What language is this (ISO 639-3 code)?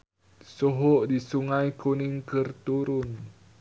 sun